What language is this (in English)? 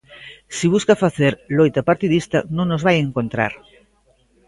Galician